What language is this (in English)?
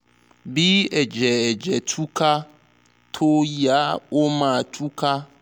Yoruba